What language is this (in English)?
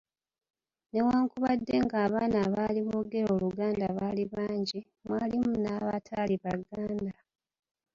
Ganda